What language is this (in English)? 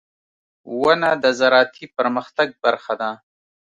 Pashto